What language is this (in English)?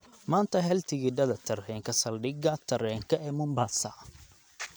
Somali